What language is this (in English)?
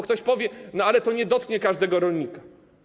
Polish